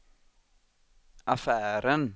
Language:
Swedish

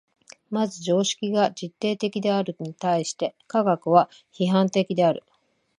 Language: Japanese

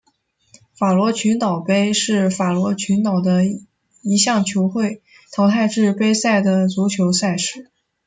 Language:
Chinese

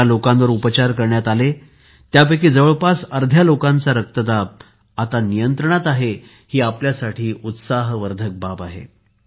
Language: Marathi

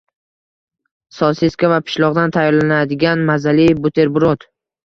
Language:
Uzbek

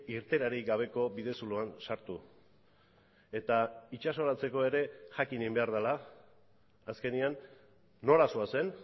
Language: Basque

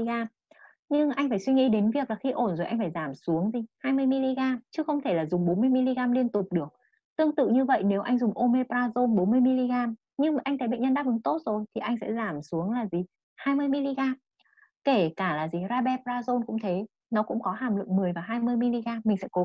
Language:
Vietnamese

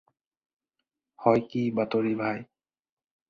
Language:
Assamese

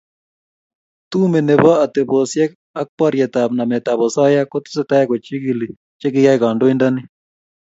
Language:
Kalenjin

